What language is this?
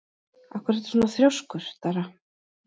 Icelandic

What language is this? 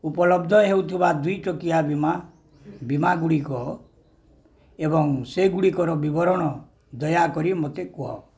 Odia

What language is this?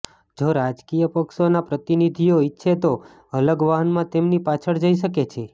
Gujarati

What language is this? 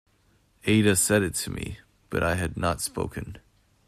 English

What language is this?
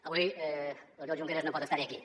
Catalan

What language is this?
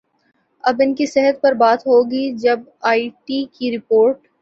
Urdu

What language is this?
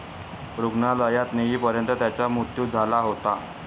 Marathi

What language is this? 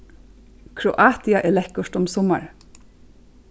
Faroese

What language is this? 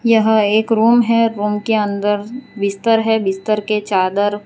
Hindi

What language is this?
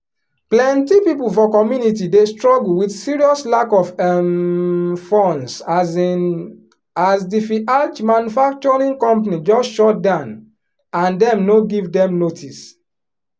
Nigerian Pidgin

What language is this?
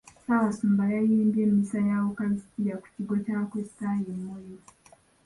Ganda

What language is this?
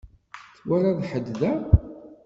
Kabyle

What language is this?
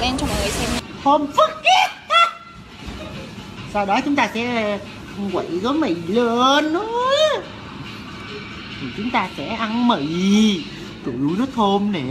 Vietnamese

